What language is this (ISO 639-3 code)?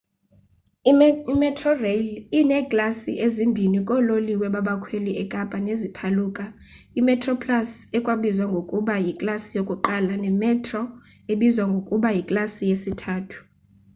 xho